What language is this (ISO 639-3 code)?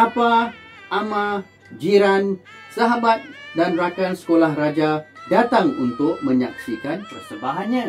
msa